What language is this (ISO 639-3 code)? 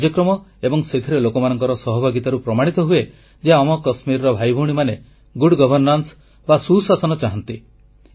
ori